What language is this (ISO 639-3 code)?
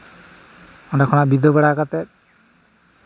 sat